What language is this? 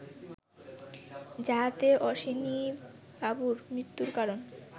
Bangla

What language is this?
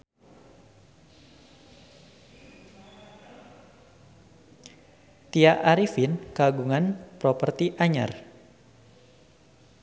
Sundanese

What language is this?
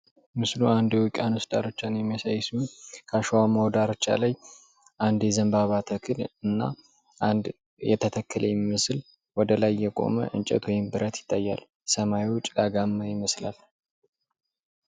Amharic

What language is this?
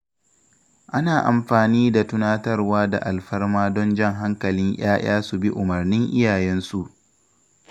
Hausa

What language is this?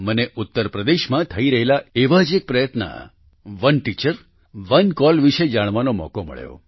Gujarati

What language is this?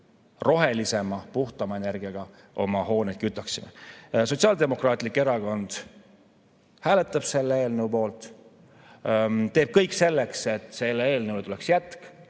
Estonian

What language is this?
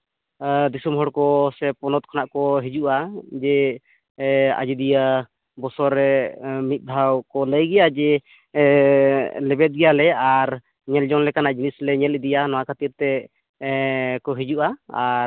Santali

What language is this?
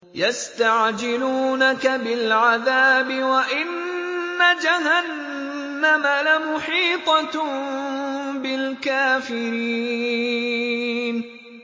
Arabic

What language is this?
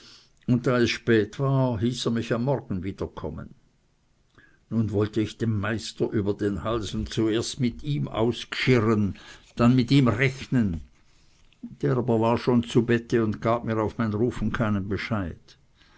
German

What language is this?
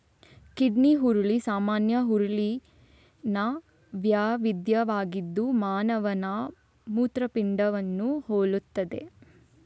Kannada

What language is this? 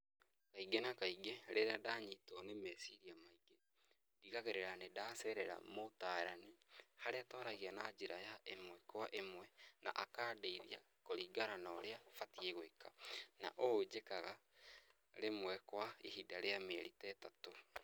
Kikuyu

